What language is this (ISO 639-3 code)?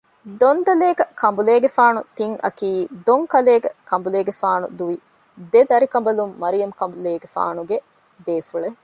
div